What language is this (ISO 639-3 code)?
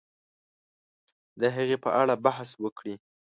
pus